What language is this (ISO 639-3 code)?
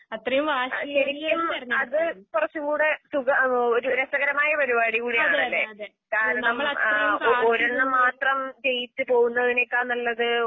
mal